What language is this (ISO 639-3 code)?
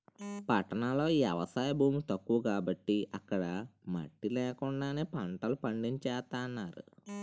tel